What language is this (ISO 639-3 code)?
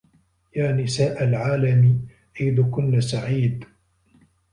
ara